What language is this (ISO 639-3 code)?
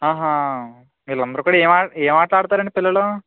tel